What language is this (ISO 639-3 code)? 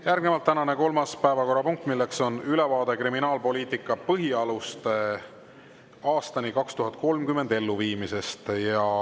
est